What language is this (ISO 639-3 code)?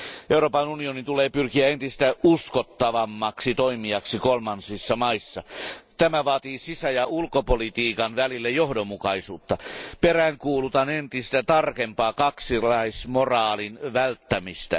fin